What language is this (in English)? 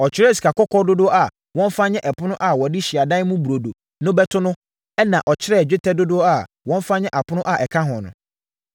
Akan